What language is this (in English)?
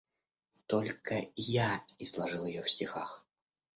Russian